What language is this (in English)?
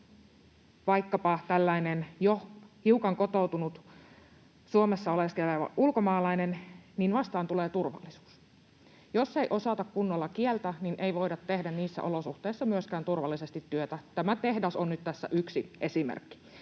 Finnish